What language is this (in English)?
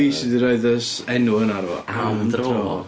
Welsh